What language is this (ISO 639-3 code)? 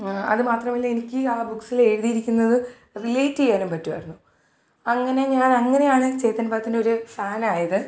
mal